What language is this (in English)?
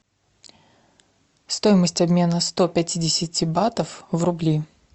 Russian